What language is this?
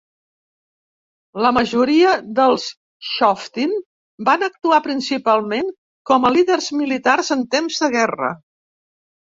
Catalan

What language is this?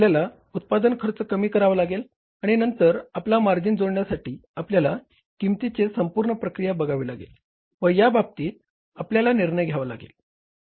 Marathi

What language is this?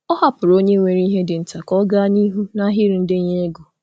Igbo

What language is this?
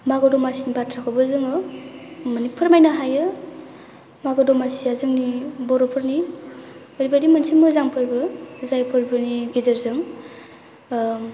Bodo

